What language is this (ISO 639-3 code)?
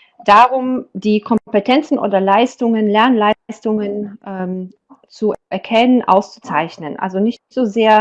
deu